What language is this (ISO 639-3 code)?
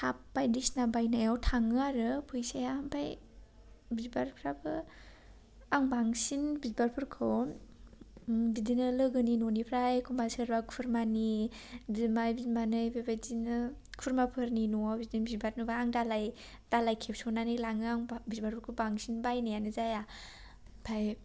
brx